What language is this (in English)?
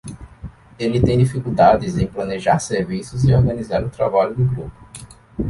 Portuguese